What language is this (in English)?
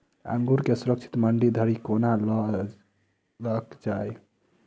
Maithili